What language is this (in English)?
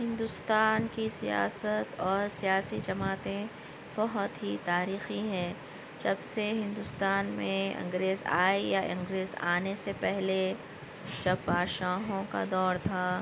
Urdu